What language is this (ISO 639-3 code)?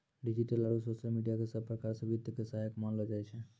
mai